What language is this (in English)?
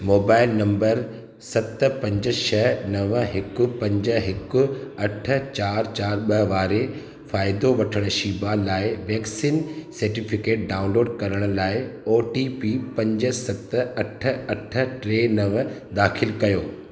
Sindhi